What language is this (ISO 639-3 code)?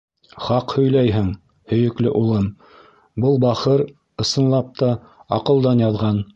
bak